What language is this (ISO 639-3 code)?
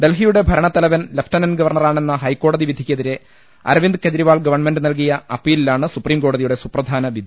mal